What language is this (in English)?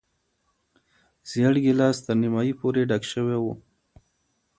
Pashto